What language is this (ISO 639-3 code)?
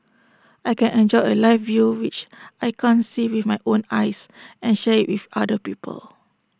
eng